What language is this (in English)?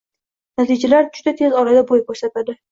Uzbek